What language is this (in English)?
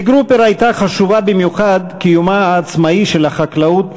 Hebrew